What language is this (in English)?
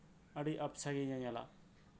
Santali